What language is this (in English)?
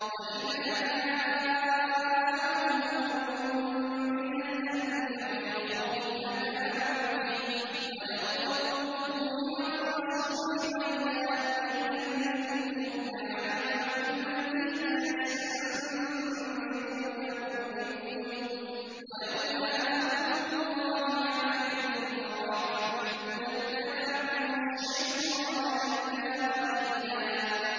Arabic